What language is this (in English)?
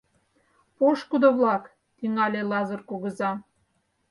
Mari